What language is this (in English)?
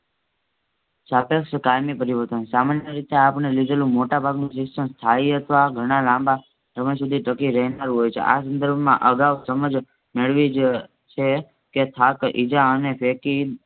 Gujarati